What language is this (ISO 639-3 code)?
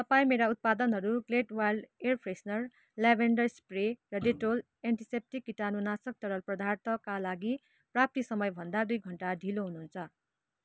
nep